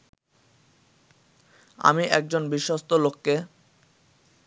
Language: Bangla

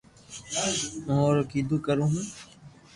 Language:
Loarki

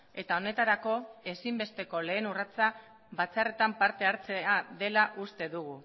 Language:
Basque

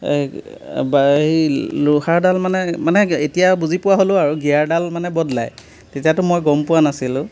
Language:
Assamese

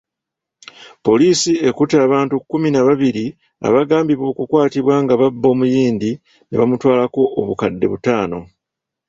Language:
Ganda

